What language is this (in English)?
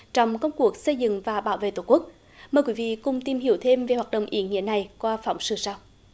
Vietnamese